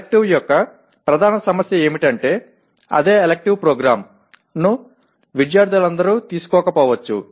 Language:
Telugu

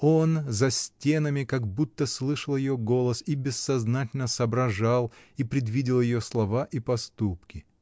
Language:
Russian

